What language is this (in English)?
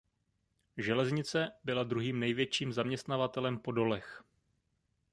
Czech